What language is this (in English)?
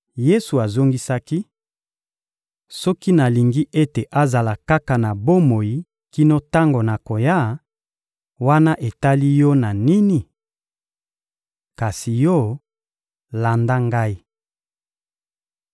Lingala